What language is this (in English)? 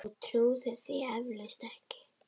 Icelandic